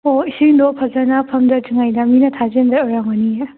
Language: Manipuri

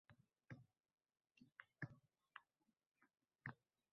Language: Uzbek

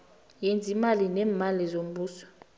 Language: South Ndebele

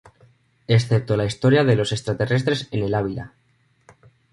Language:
Spanish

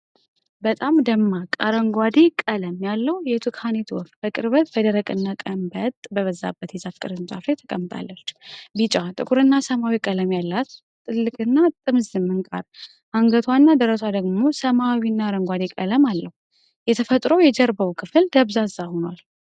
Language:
Amharic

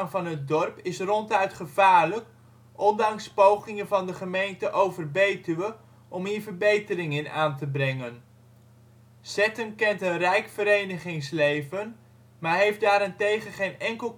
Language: Dutch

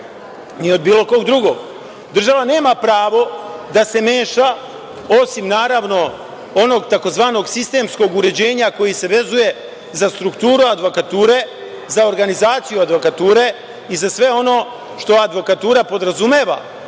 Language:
Serbian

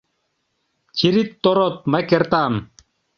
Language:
Mari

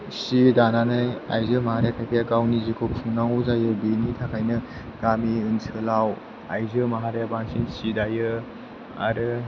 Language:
Bodo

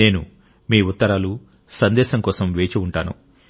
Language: Telugu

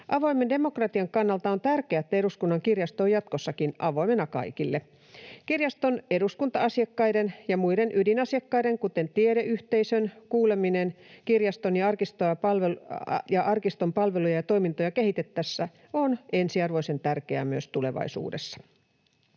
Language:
Finnish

